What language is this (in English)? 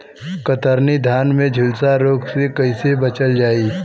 Bhojpuri